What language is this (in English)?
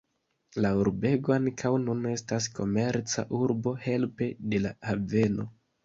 Esperanto